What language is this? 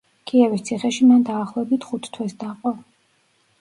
Georgian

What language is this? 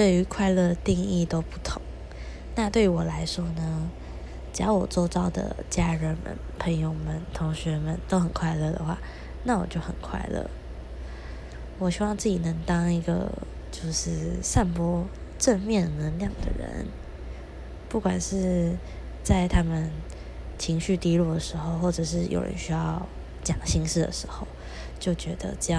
Chinese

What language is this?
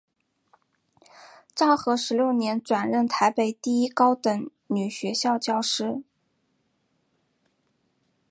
Chinese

